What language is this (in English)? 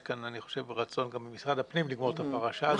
Hebrew